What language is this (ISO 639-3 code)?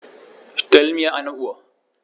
deu